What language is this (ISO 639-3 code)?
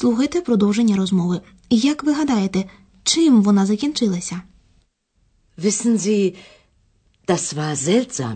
ukr